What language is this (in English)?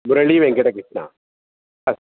Sanskrit